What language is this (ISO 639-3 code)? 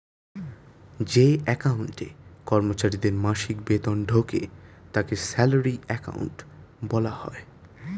ben